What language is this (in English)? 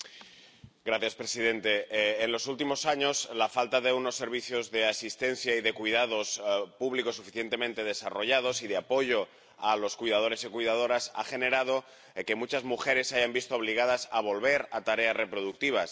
Spanish